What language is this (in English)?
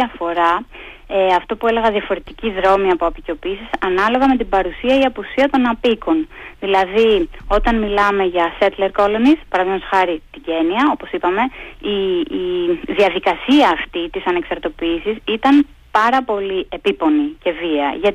Greek